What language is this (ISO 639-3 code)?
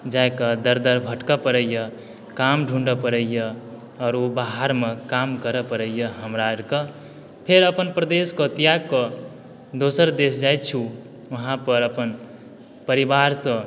mai